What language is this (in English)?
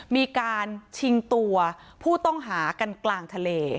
Thai